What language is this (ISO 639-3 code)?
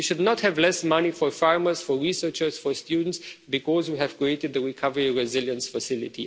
eng